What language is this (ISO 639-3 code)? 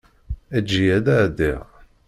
kab